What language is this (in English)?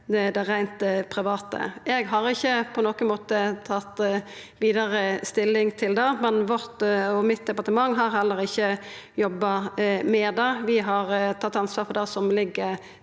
Norwegian